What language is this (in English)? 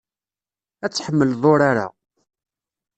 Kabyle